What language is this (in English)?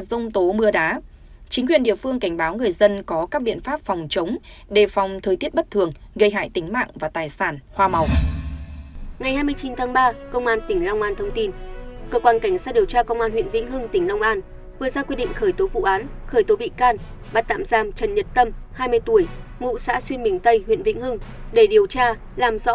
Vietnamese